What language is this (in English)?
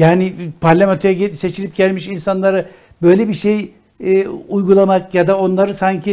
Turkish